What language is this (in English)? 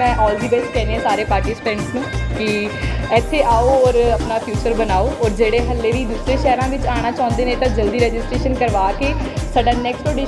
Korean